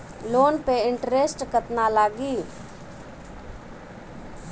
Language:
Bhojpuri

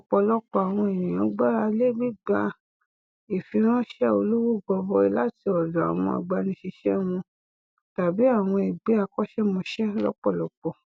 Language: Yoruba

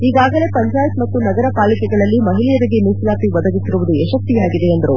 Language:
Kannada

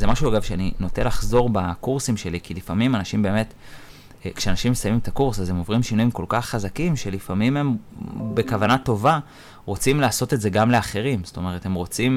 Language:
Hebrew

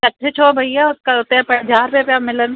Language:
Sindhi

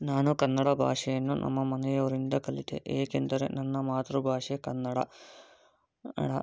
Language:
Kannada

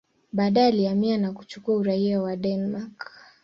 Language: Swahili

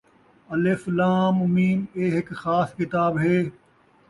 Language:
Saraiki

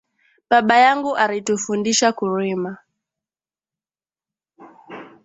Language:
Swahili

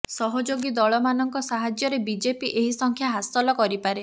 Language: Odia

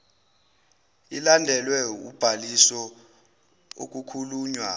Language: Zulu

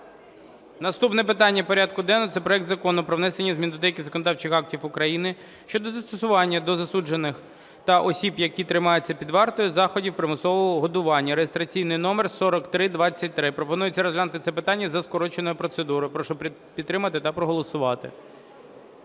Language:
Ukrainian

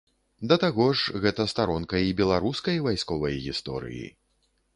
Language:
Belarusian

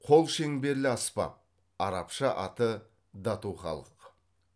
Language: Kazakh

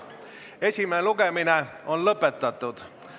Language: Estonian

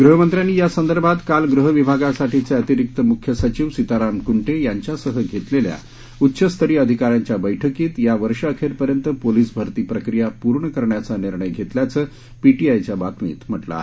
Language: Marathi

